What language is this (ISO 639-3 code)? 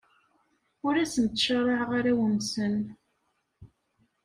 kab